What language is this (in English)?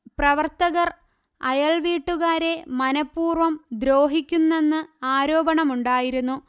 Malayalam